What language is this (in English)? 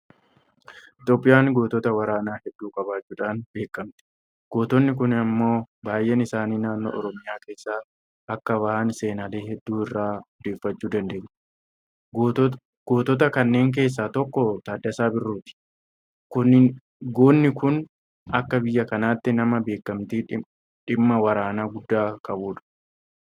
Oromo